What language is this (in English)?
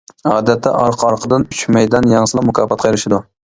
Uyghur